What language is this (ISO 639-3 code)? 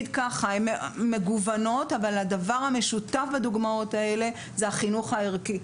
heb